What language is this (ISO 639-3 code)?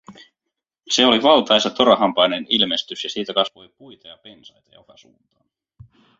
fin